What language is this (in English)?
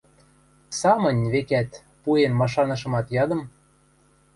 Western Mari